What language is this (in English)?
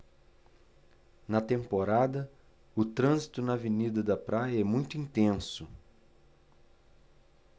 Portuguese